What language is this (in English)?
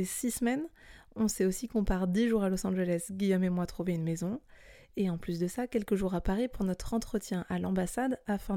French